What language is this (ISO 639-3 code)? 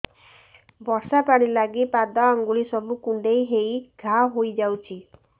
ori